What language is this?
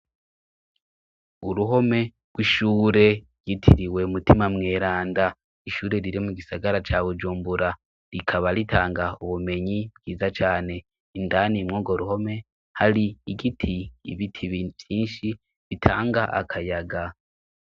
Rundi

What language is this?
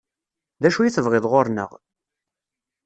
Kabyle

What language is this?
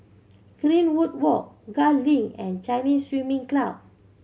English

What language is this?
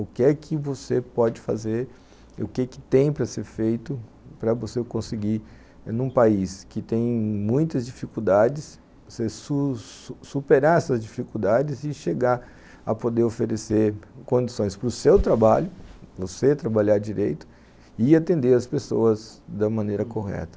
Portuguese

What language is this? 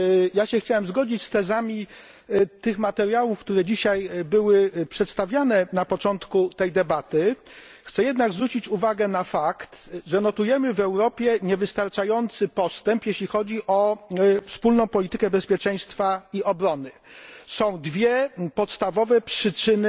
Polish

